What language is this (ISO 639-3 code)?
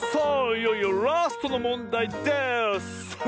jpn